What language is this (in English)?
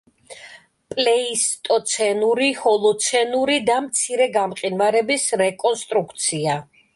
Georgian